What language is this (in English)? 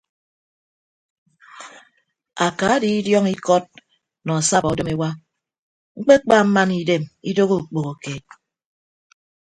Ibibio